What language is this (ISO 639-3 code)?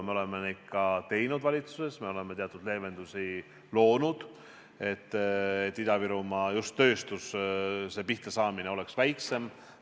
est